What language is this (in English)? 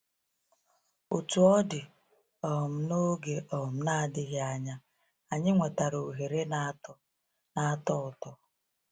Igbo